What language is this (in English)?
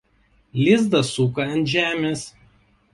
Lithuanian